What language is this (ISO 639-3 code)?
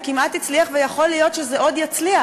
heb